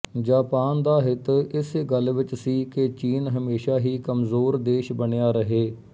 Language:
Punjabi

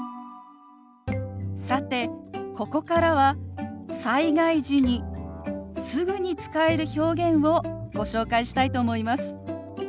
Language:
Japanese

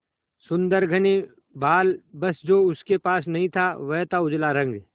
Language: Hindi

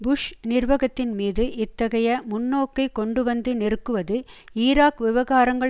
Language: Tamil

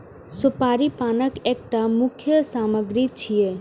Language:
Maithili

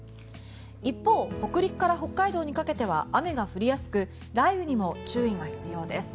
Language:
Japanese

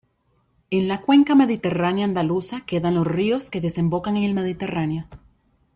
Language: Spanish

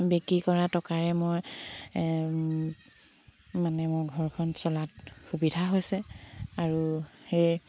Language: Assamese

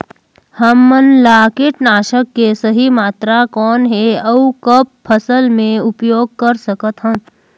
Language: Chhattisgarhi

